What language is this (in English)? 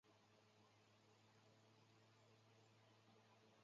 Chinese